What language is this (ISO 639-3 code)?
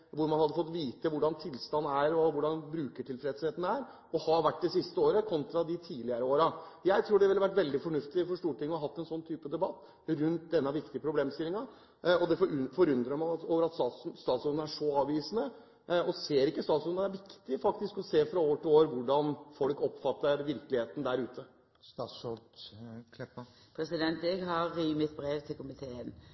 nob